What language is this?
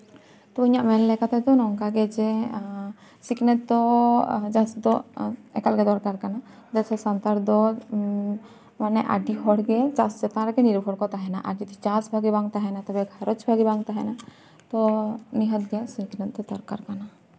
Santali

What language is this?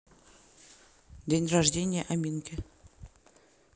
Russian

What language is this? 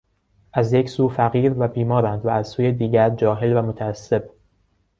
Persian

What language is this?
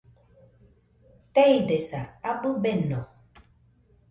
Nüpode Huitoto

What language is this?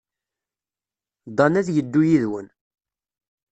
Kabyle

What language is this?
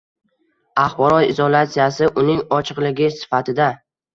Uzbek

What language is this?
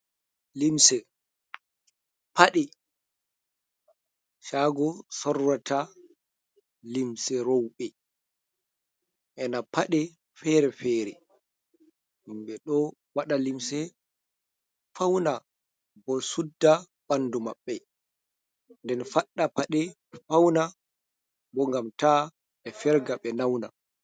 Fula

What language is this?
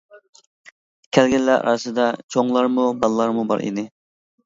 Uyghur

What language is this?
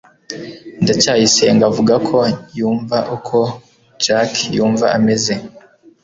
Kinyarwanda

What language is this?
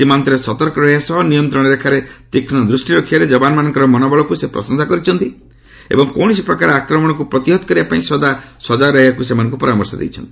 Odia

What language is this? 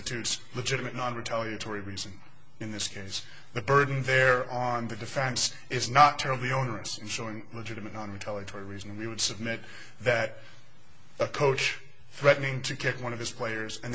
English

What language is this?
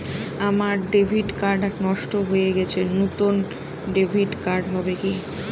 Bangla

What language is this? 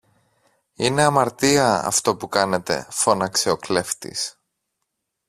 Greek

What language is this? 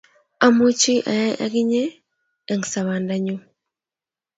Kalenjin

